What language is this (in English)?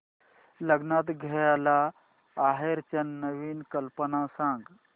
Marathi